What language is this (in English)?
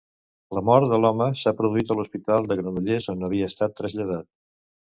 Catalan